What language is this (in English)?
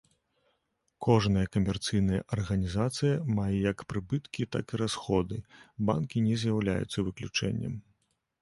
Belarusian